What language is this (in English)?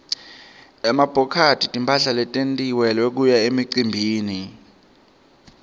Swati